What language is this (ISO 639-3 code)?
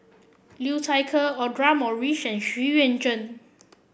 eng